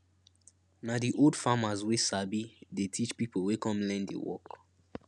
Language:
Nigerian Pidgin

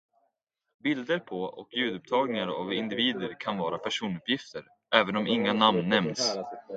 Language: Swedish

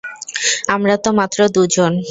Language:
Bangla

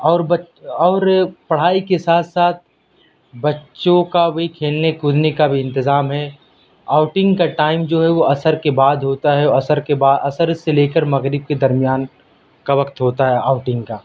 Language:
Urdu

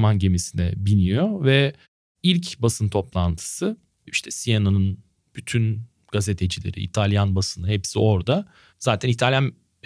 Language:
Turkish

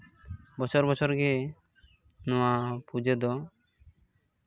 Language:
Santali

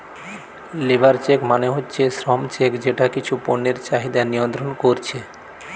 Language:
Bangla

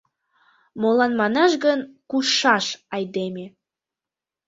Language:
Mari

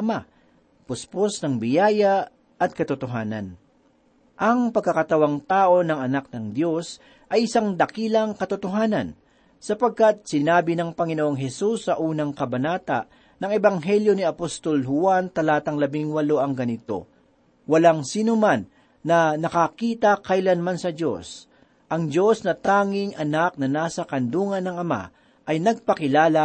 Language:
Filipino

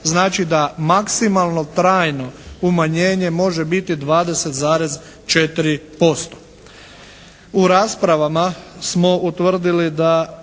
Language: Croatian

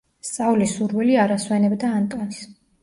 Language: Georgian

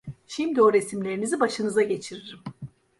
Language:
Turkish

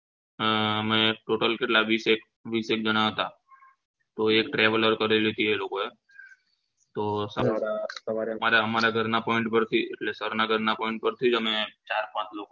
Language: Gujarati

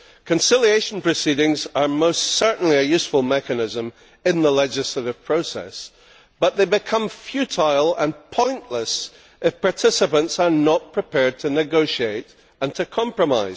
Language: English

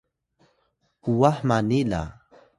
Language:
Atayal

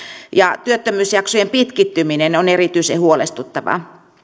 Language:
Finnish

